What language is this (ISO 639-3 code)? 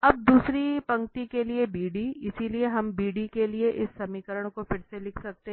hin